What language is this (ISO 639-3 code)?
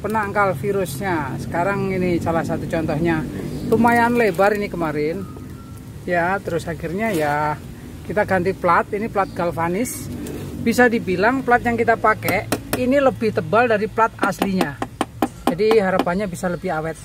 ind